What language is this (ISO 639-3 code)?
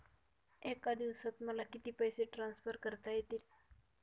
mar